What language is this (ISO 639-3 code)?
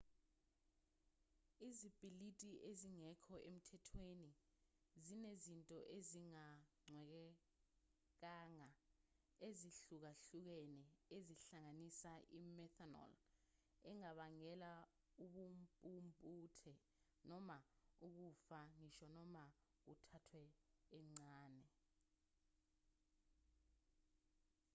zul